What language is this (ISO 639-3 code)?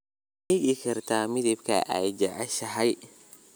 som